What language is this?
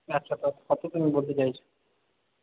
Bangla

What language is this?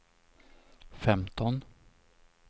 Swedish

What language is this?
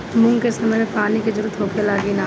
Bhojpuri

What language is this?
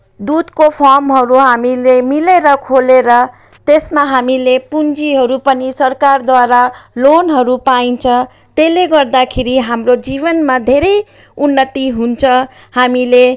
Nepali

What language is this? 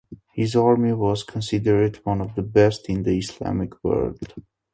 English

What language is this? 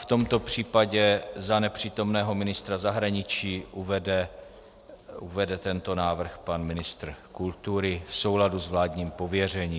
Czech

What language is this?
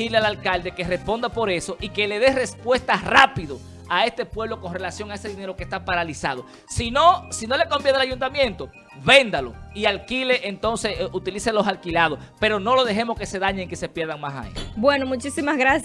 Spanish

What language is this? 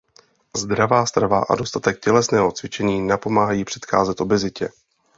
Czech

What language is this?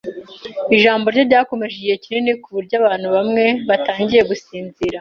Kinyarwanda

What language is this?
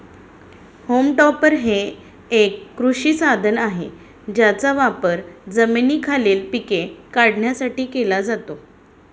Marathi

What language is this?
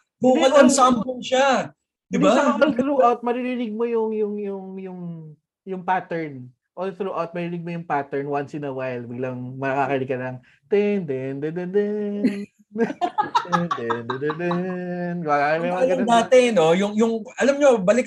Filipino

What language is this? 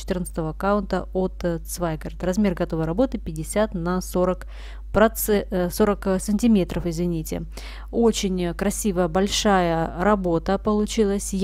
Russian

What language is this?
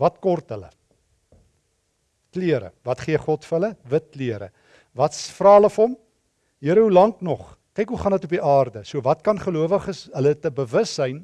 Dutch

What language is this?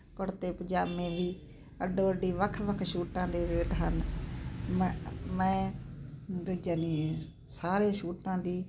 Punjabi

